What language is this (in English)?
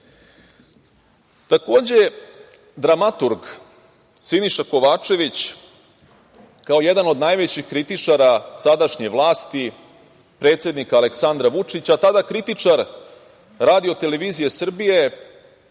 Serbian